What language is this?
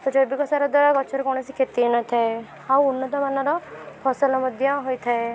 Odia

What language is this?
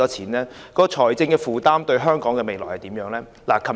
Cantonese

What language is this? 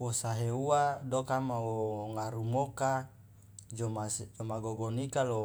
Loloda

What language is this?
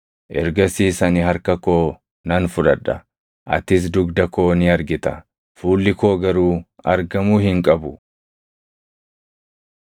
Oromo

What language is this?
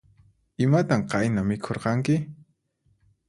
Puno Quechua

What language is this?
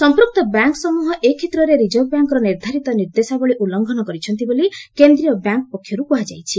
Odia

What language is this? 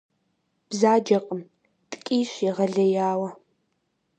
Kabardian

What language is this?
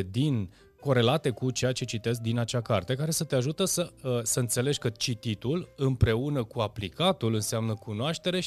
Romanian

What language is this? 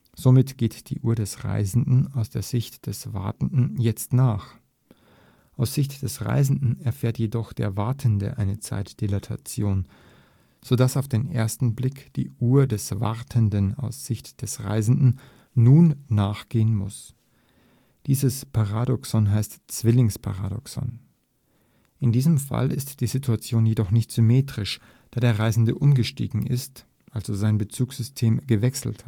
German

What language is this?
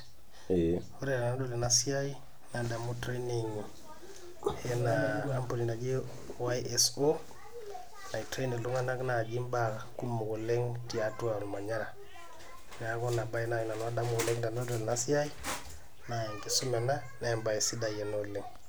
Masai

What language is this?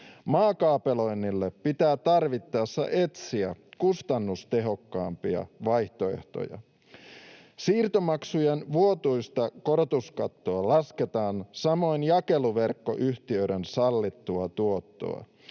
Finnish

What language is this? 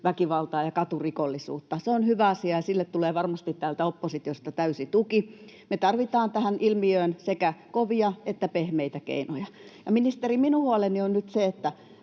Finnish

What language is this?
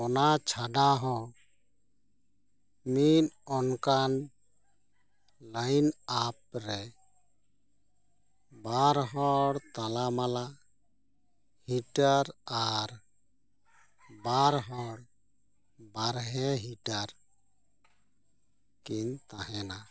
Santali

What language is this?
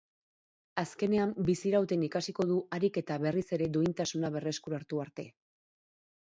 Basque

